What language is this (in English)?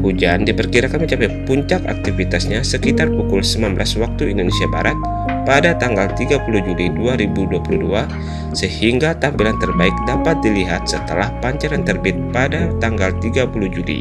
Indonesian